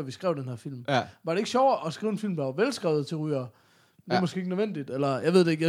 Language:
Danish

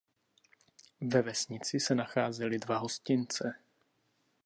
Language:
Czech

